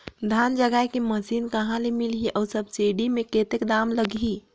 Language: Chhattisgarhi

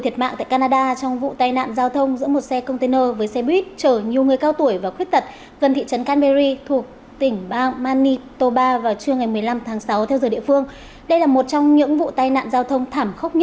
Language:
Vietnamese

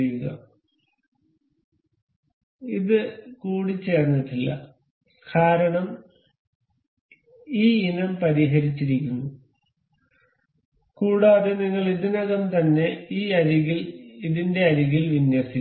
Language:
Malayalam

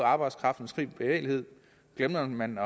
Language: Danish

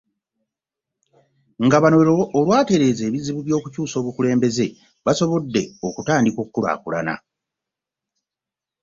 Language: Ganda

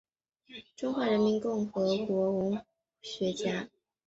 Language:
Chinese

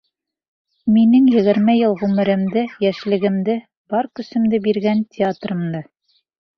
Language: Bashkir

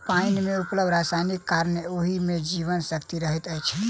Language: Maithili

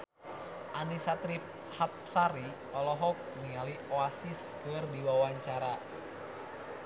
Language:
Sundanese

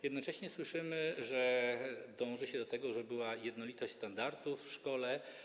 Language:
Polish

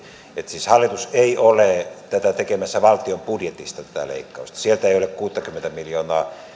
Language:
Finnish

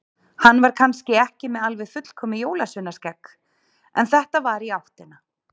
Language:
Icelandic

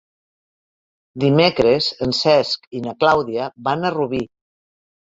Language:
Catalan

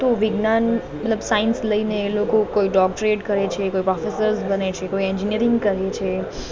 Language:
Gujarati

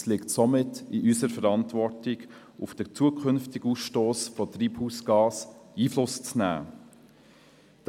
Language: Swiss German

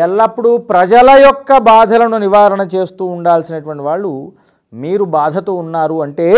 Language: Telugu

